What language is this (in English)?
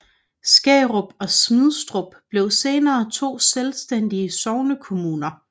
Danish